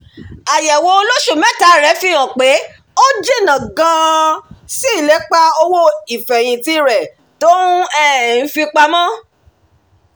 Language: Yoruba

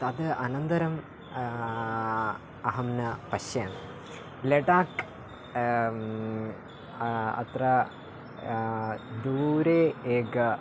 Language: Sanskrit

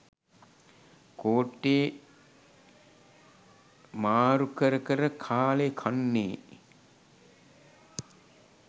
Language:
Sinhala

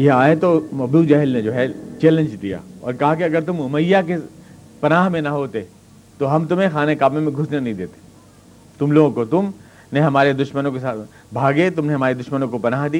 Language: Urdu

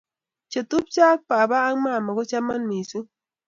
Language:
Kalenjin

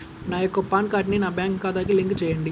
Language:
Telugu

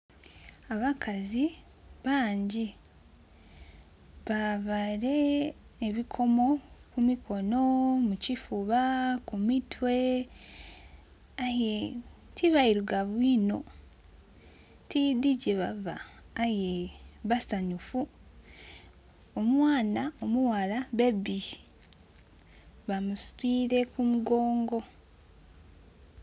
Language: Soga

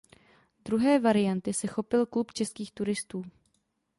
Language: Czech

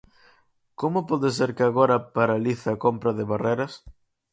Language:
Galician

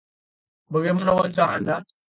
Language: Indonesian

